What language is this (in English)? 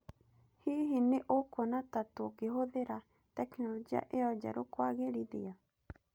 Kikuyu